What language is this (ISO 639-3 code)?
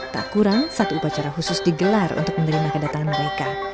ind